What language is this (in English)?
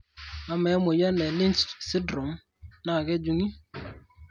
Masai